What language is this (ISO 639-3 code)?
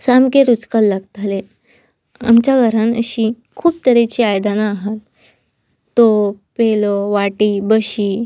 kok